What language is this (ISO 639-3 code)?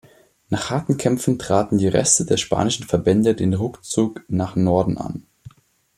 deu